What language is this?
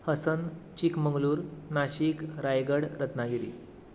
Konkani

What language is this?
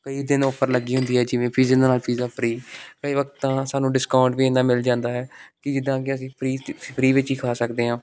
Punjabi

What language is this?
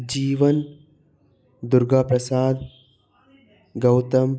Telugu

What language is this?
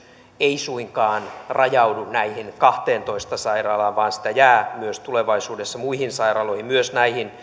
Finnish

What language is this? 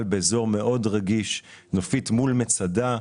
Hebrew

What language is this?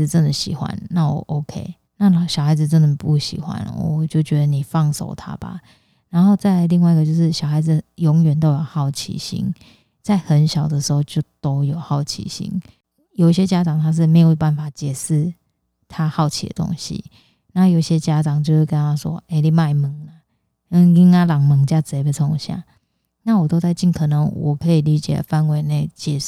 Chinese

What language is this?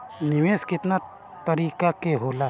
Bhojpuri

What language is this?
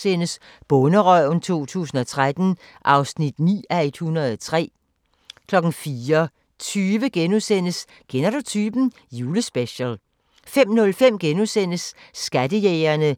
Danish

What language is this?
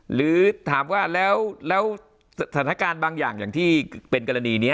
Thai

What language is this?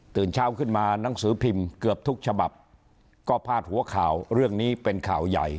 Thai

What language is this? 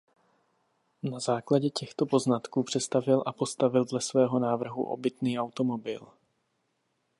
Czech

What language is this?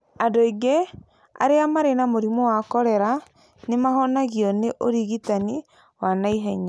Kikuyu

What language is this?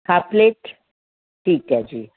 Punjabi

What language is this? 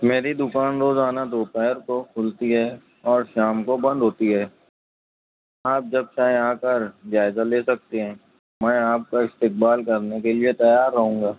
Urdu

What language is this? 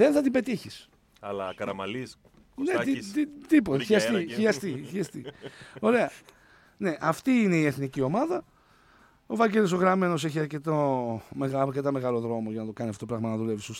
Greek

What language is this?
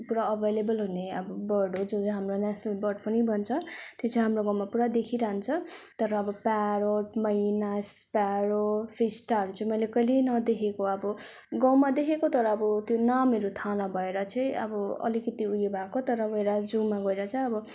Nepali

